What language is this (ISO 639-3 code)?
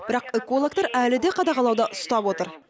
kaz